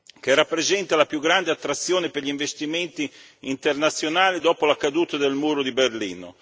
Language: Italian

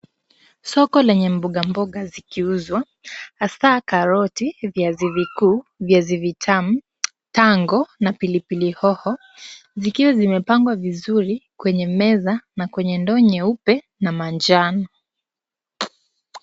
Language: Swahili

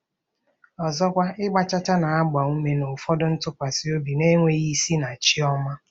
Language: Igbo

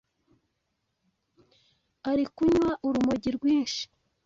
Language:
Kinyarwanda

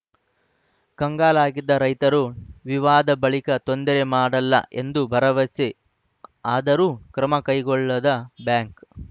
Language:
Kannada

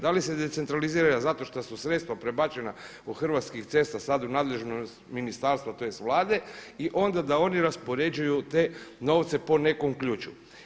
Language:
Croatian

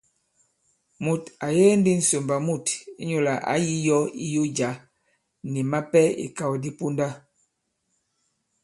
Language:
Bankon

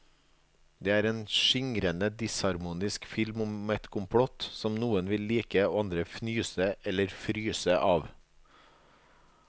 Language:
Norwegian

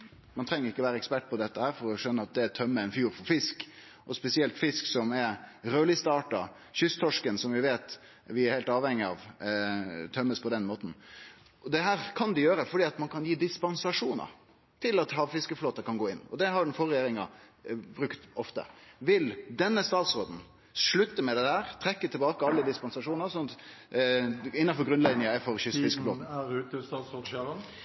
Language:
Norwegian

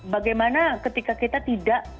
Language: Indonesian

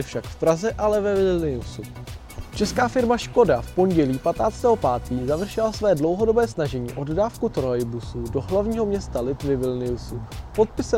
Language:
Czech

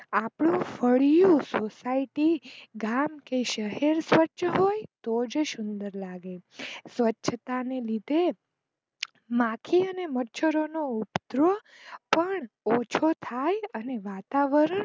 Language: Gujarati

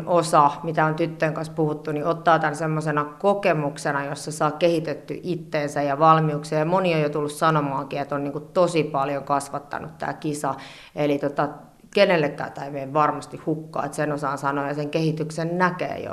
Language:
Finnish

